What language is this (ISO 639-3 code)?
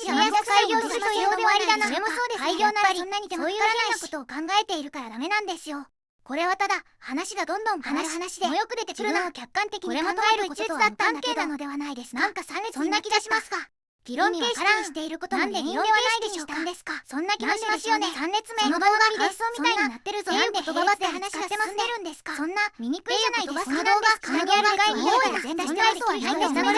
jpn